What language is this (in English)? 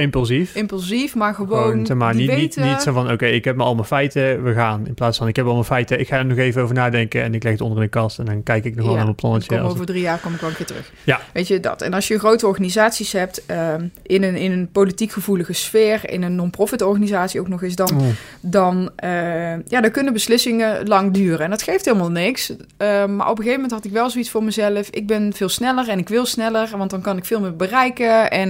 Dutch